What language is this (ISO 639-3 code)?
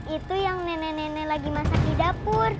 ind